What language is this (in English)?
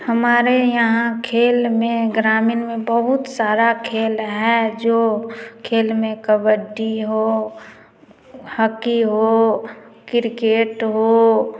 Hindi